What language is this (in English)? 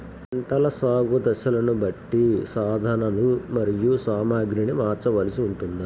Telugu